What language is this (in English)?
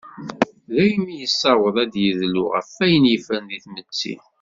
Kabyle